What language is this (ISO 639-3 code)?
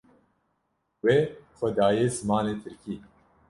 kur